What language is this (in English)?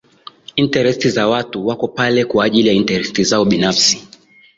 Swahili